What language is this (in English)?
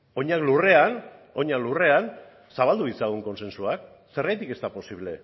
Basque